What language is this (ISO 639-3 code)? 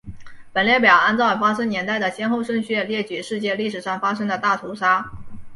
zho